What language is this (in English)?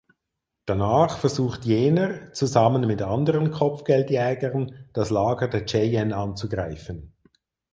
German